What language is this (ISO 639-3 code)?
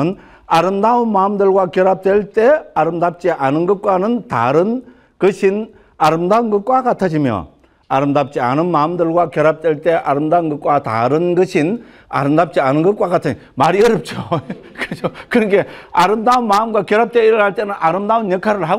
kor